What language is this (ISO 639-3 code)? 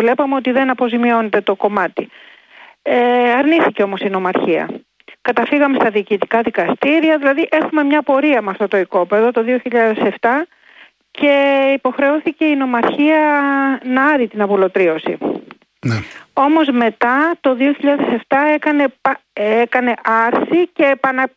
ell